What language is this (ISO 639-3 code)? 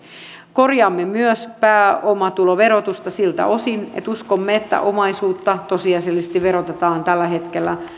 fin